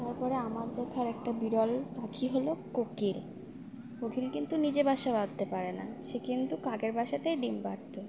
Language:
Bangla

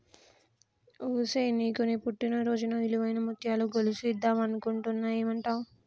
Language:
Telugu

